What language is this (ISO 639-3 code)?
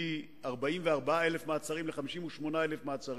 heb